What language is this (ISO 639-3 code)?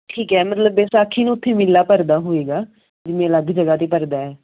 pan